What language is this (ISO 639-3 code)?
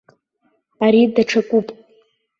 abk